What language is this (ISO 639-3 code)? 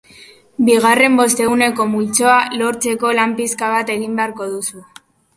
eus